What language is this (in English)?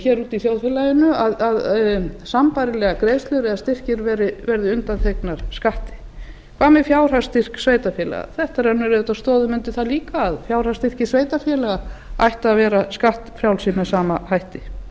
Icelandic